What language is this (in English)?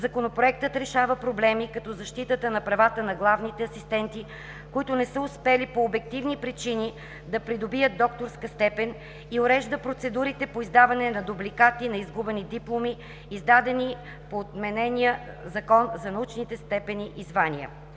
Bulgarian